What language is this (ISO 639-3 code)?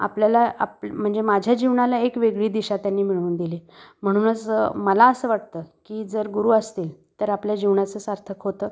mar